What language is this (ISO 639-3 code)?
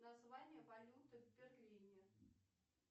rus